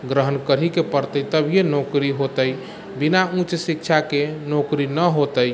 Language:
Maithili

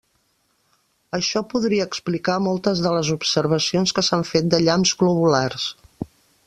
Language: Catalan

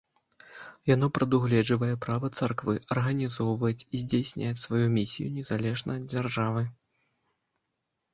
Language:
Belarusian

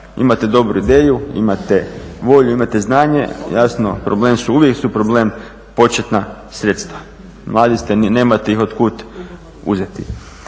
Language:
Croatian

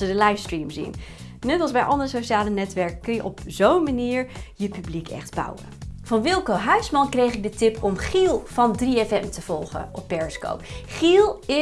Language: Dutch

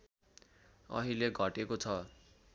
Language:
Nepali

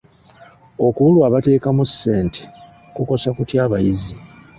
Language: Ganda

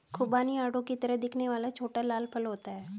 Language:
Hindi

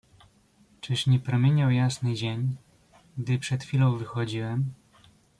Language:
Polish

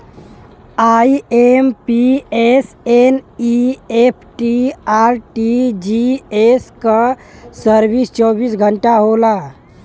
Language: Bhojpuri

